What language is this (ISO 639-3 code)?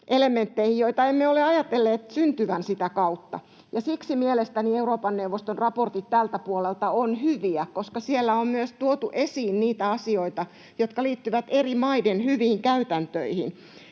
fin